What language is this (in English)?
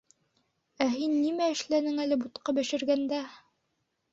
Bashkir